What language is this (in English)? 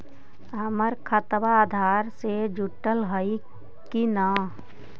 Magahi